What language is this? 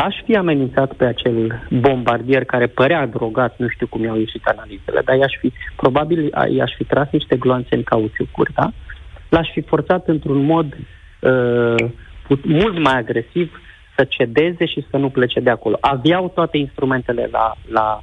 Romanian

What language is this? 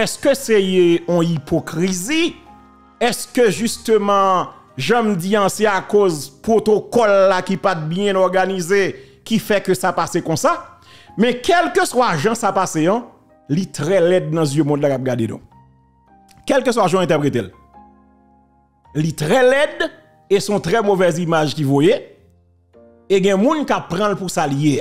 French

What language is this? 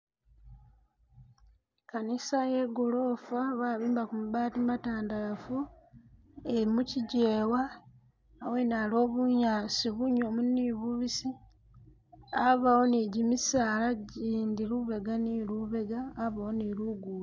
Masaaba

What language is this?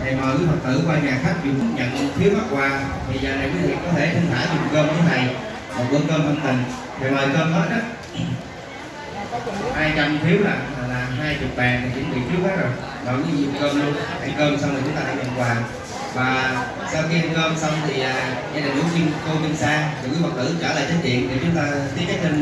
Vietnamese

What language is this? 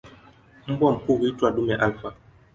Swahili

